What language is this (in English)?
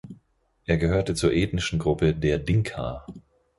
German